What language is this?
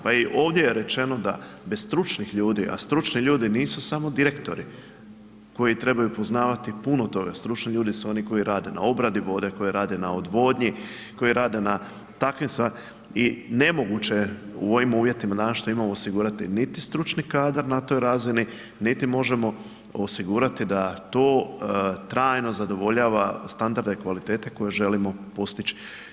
Croatian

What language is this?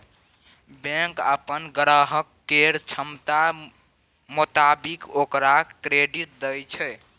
Maithili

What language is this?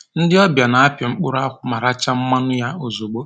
Igbo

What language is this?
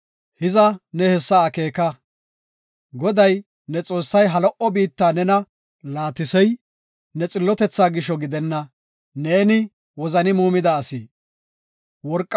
Gofa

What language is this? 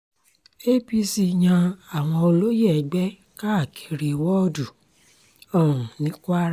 Yoruba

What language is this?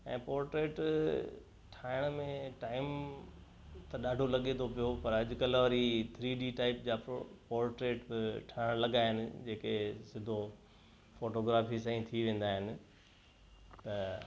Sindhi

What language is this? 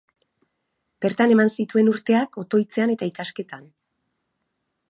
Basque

